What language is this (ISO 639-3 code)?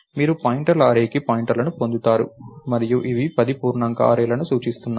tel